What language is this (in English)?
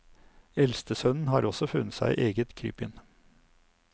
Norwegian